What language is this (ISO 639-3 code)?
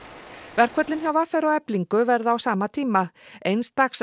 isl